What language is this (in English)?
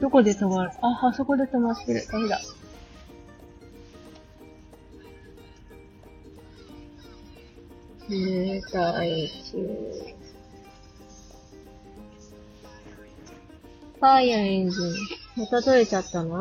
Japanese